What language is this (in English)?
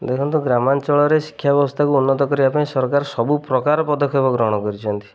Odia